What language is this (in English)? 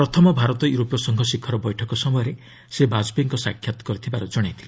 Odia